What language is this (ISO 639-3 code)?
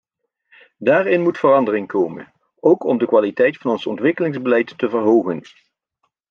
nld